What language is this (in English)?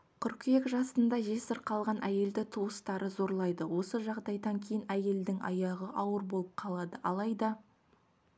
Kazakh